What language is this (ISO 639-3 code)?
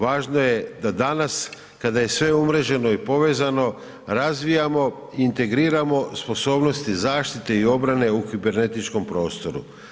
hrv